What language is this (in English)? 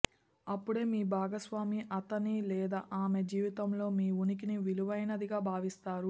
Telugu